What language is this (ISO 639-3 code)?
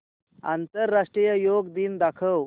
mar